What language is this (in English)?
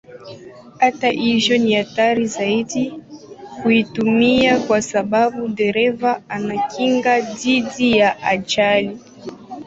Swahili